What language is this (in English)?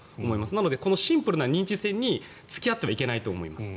Japanese